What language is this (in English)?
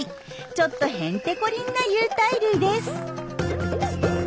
Japanese